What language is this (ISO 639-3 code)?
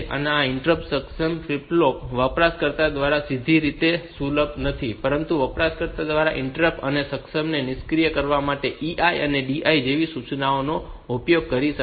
guj